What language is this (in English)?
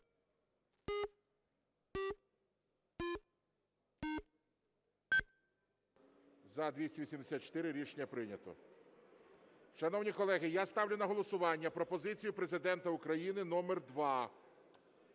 Ukrainian